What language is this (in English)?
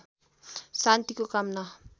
Nepali